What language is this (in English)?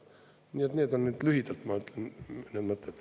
Estonian